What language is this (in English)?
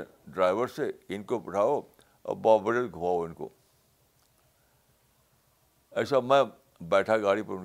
Urdu